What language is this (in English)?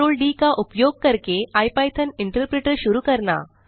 Hindi